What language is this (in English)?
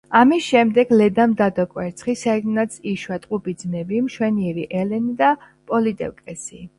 Georgian